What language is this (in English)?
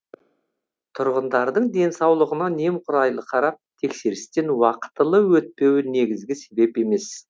Kazakh